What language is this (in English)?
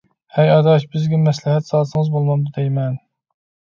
Uyghur